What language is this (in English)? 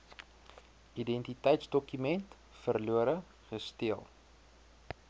Afrikaans